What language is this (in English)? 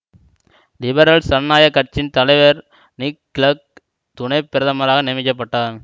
Tamil